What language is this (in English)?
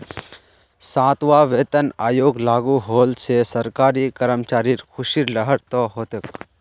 Magahi